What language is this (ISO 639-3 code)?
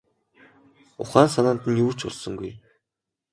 mon